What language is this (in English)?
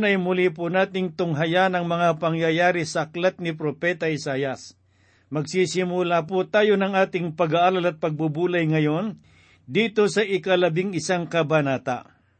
Filipino